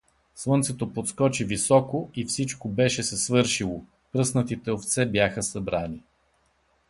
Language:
Bulgarian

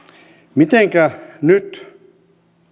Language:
Finnish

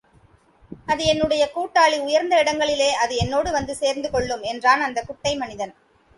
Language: Tamil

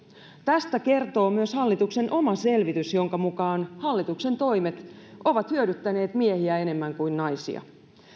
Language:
Finnish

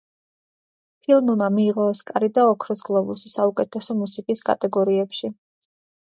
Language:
Georgian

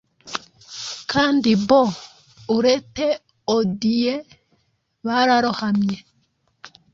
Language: Kinyarwanda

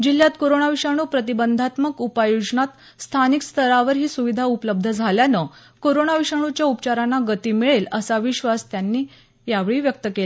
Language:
Marathi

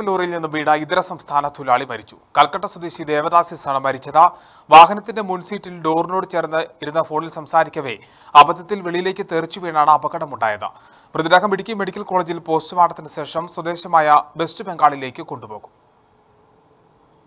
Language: Turkish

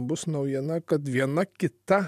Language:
Lithuanian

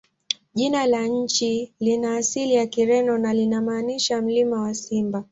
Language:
Swahili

